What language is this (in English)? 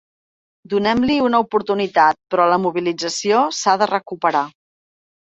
Catalan